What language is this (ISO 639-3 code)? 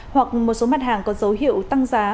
vie